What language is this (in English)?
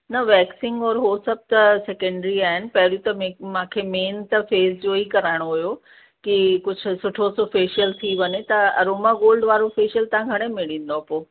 Sindhi